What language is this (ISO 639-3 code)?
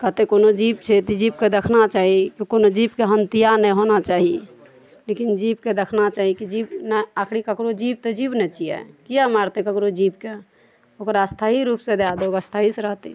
mai